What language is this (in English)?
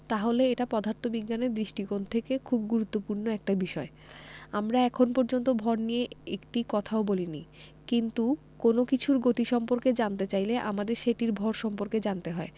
Bangla